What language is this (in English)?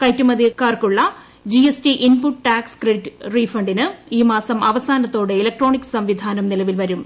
Malayalam